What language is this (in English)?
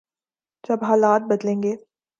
Urdu